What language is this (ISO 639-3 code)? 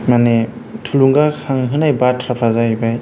brx